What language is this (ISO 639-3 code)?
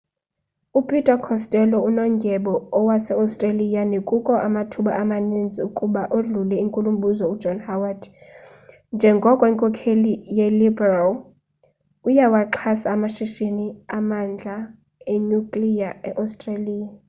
xho